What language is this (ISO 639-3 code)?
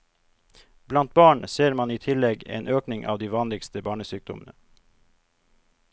nor